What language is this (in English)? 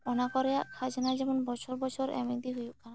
Santali